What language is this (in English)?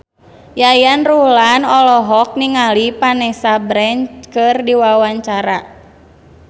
Sundanese